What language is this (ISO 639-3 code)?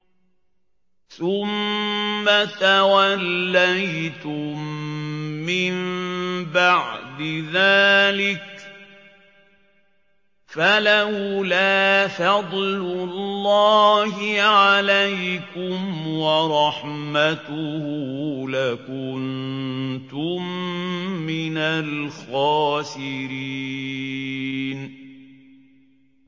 ara